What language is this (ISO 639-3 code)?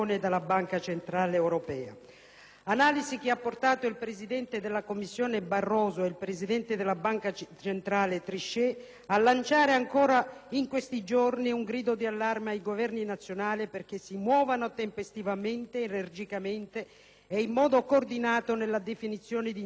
ita